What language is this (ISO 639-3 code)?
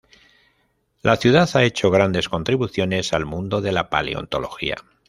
spa